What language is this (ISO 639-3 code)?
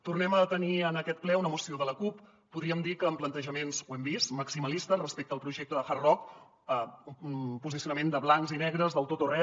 cat